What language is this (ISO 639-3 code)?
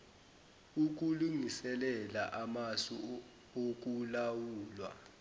zul